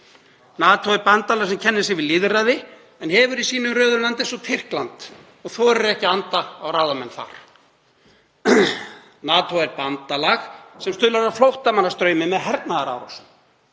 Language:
Icelandic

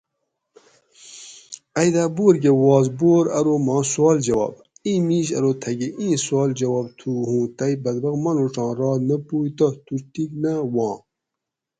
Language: Gawri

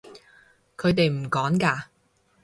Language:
Cantonese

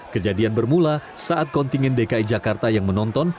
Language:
Indonesian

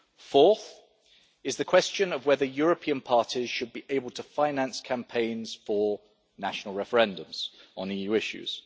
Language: English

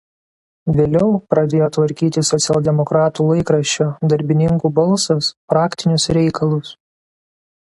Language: Lithuanian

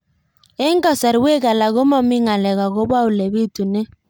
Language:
Kalenjin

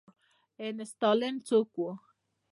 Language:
Pashto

